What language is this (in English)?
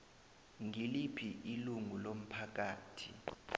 South Ndebele